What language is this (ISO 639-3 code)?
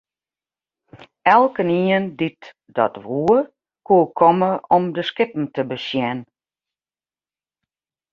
fry